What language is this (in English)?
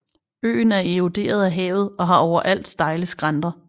Danish